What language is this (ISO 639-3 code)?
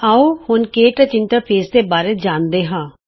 pan